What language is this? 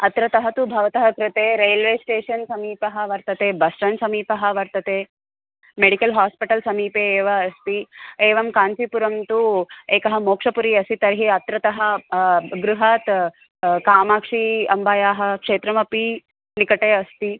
Sanskrit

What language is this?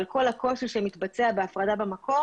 Hebrew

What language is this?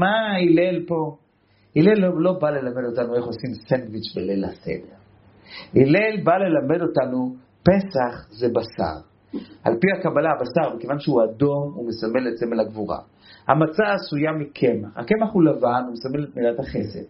Hebrew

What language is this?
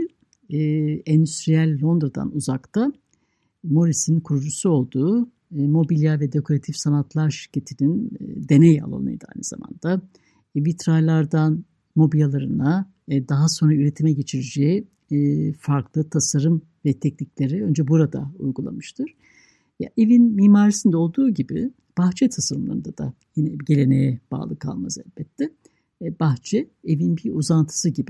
Turkish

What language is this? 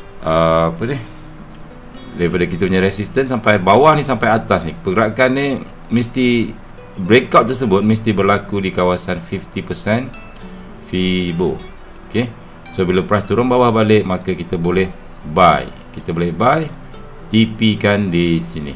Malay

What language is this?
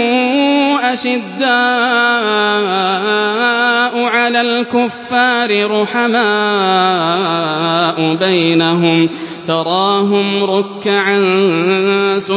Arabic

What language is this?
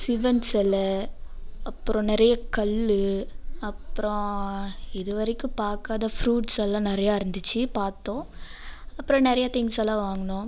Tamil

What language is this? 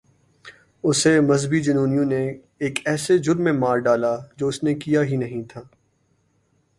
Urdu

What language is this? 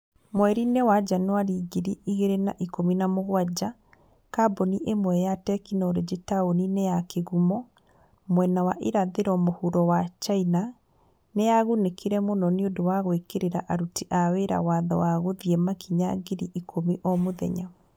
Kikuyu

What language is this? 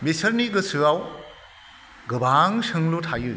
Bodo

